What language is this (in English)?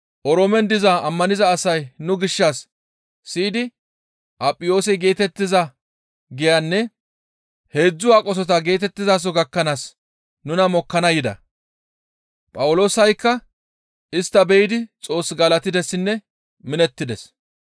Gamo